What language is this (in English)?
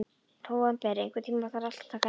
Icelandic